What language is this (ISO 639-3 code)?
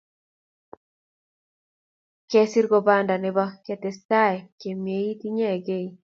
kln